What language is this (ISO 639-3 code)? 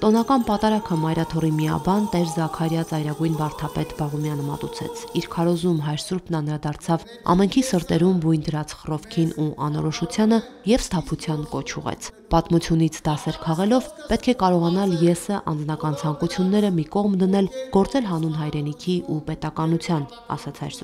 tur